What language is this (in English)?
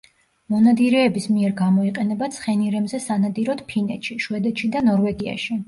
Georgian